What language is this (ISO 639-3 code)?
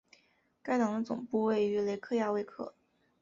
zho